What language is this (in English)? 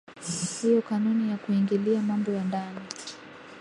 Swahili